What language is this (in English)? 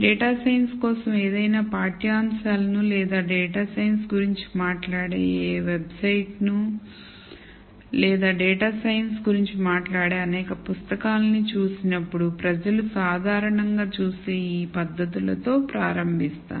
Telugu